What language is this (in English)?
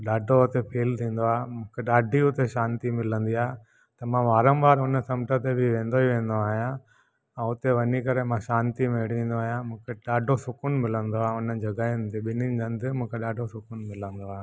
Sindhi